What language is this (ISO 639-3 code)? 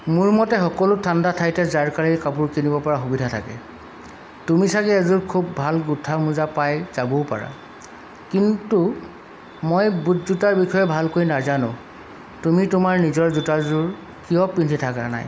asm